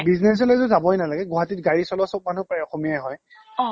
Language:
Assamese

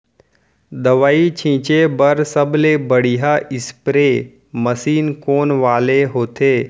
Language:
Chhattisgarhi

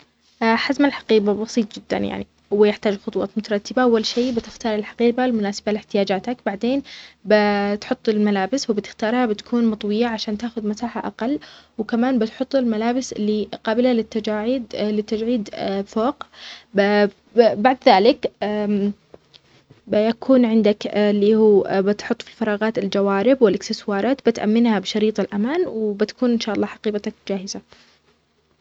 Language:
Omani Arabic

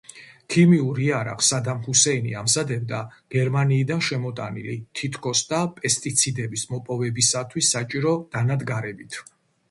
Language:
Georgian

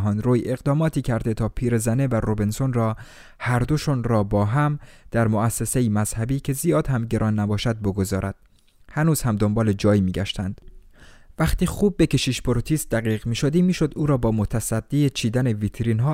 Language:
Persian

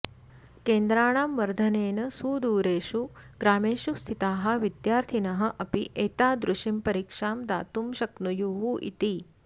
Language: Sanskrit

